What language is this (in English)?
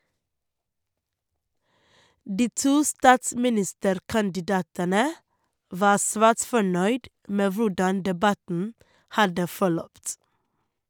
Norwegian